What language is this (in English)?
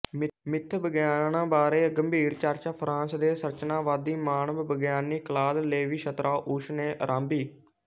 Punjabi